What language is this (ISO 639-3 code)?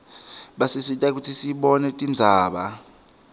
ssw